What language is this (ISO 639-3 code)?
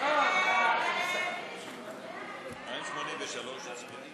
heb